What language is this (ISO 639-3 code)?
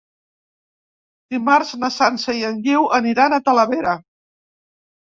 cat